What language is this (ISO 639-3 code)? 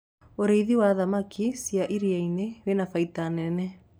kik